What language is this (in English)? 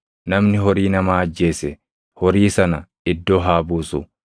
Oromo